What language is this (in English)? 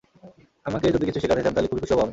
Bangla